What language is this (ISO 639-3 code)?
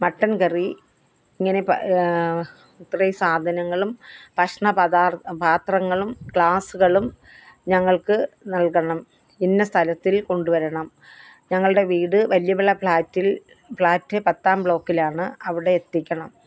mal